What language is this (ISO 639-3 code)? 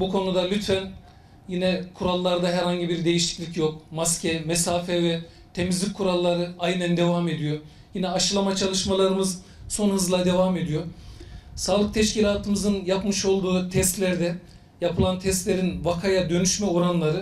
tur